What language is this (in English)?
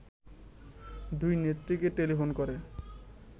Bangla